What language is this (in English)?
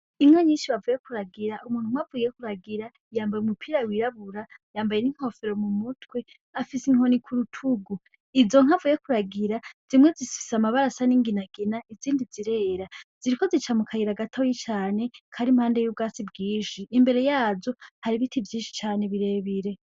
Rundi